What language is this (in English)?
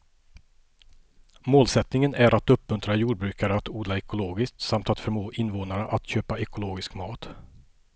Swedish